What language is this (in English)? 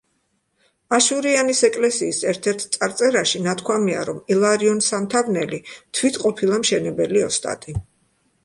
Georgian